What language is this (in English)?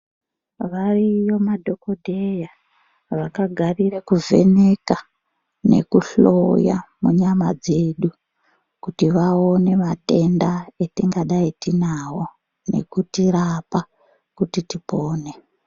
Ndau